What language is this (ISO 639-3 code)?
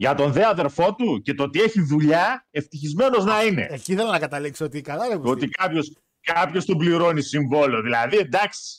ell